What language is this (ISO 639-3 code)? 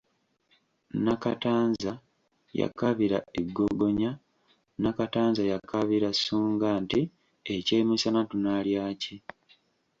lug